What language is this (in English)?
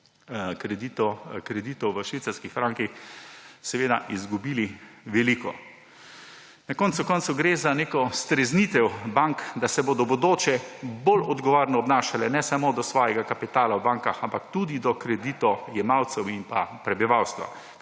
Slovenian